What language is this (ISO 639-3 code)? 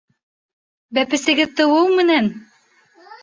bak